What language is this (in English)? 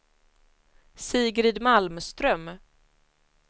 Swedish